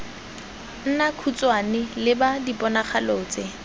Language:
Tswana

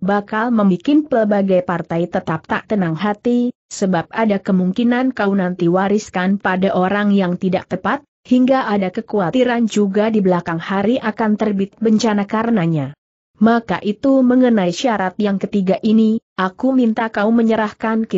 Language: Indonesian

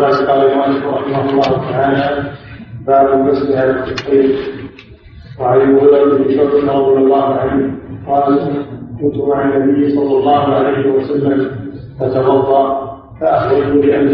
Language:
Arabic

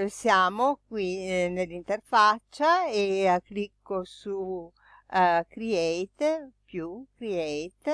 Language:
Italian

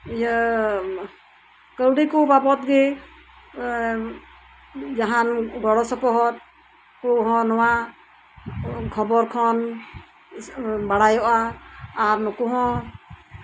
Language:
Santali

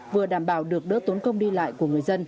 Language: Vietnamese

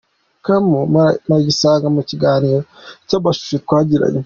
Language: Kinyarwanda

